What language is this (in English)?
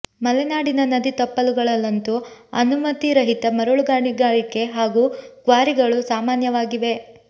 Kannada